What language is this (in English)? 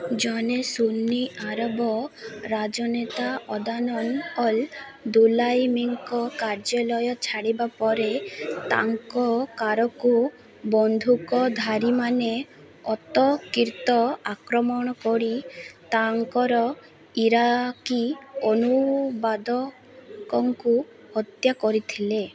Odia